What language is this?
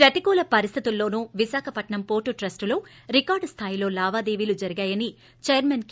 Telugu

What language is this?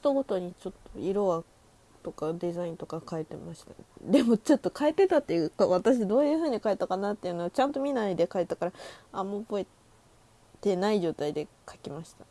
Japanese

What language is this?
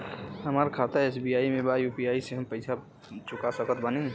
Bhojpuri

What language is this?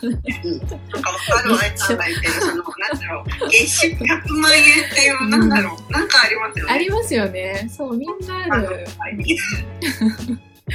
Japanese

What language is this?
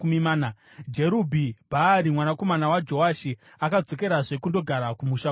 Shona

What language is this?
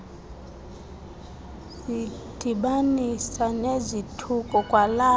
Xhosa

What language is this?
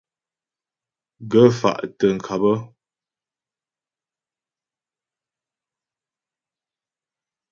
Ghomala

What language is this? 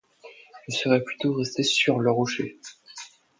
French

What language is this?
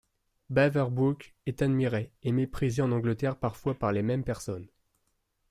French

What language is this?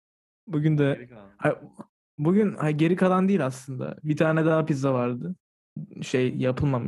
Turkish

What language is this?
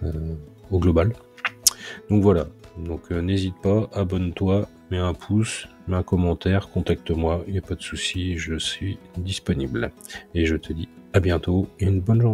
French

